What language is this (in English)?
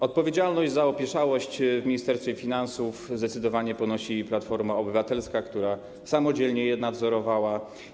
Polish